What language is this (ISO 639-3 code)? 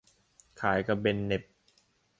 tha